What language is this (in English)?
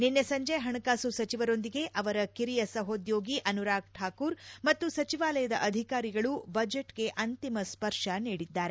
Kannada